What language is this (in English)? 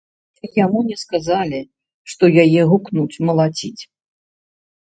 Belarusian